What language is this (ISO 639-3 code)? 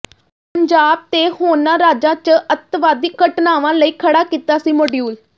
pan